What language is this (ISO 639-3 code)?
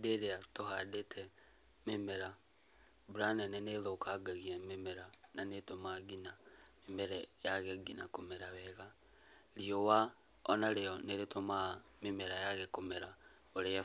kik